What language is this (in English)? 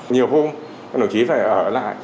Vietnamese